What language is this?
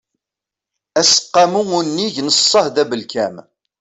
Kabyle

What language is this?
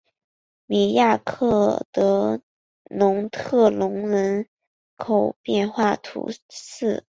Chinese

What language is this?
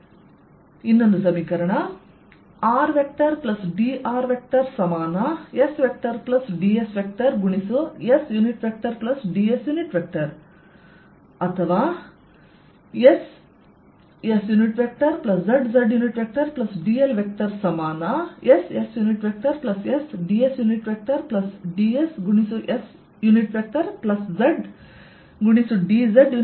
Kannada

